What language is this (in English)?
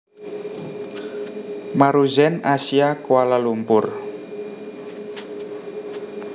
Javanese